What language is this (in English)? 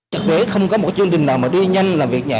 Vietnamese